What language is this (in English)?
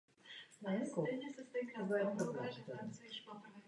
Czech